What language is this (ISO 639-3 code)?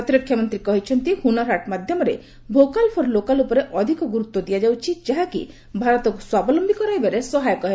ori